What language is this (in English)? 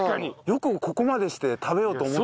Japanese